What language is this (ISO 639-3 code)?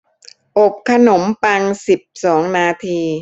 tha